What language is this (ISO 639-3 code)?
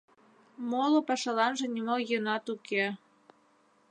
chm